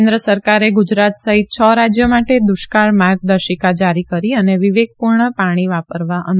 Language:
Gujarati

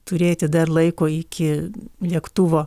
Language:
Lithuanian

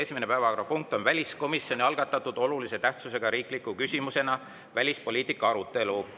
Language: Estonian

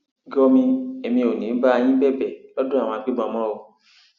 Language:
Yoruba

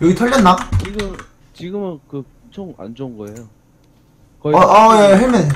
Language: Korean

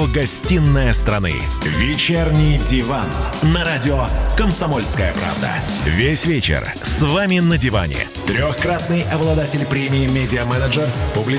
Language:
Russian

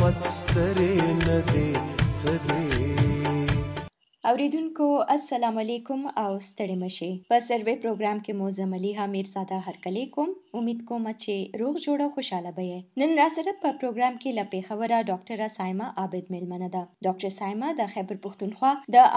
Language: Urdu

